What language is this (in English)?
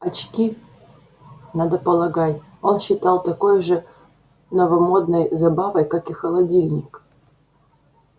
Russian